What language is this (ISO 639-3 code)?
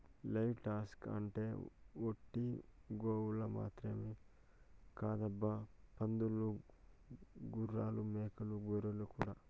tel